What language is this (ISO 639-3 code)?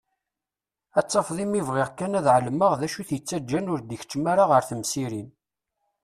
kab